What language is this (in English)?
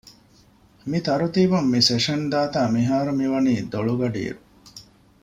Divehi